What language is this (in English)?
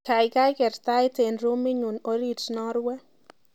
Kalenjin